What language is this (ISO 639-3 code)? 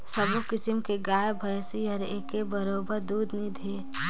hne